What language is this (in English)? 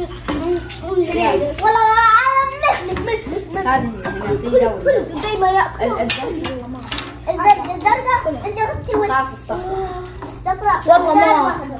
Arabic